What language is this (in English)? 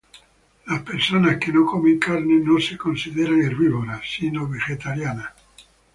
Spanish